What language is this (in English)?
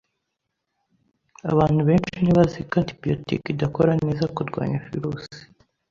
Kinyarwanda